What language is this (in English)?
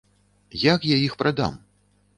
Belarusian